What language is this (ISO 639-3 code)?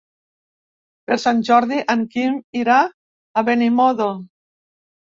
cat